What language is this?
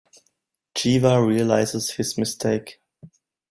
English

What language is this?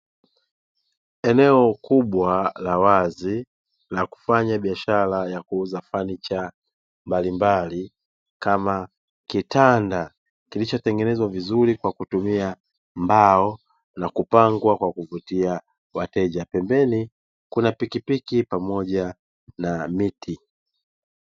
Swahili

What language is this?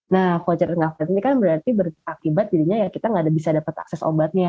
Indonesian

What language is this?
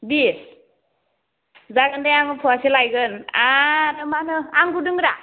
Bodo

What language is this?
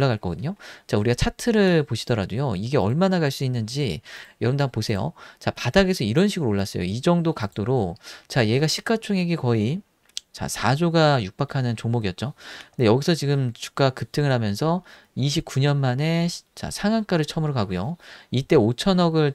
Korean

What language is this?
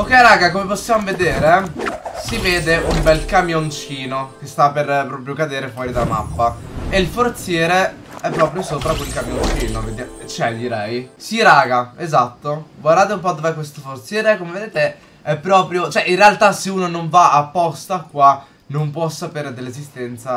Italian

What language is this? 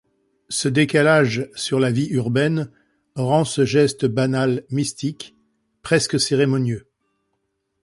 French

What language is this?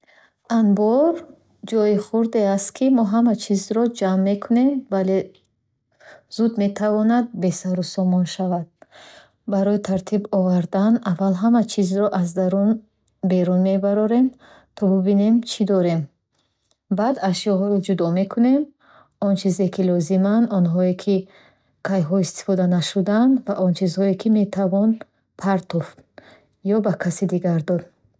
Bukharic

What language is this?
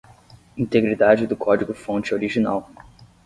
Portuguese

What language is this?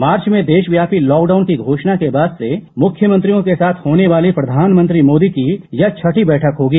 Hindi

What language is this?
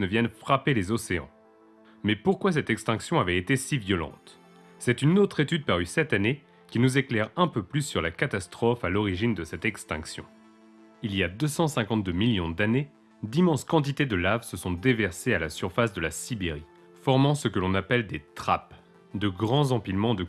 French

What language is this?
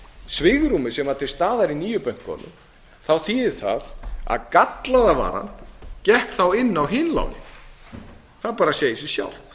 Icelandic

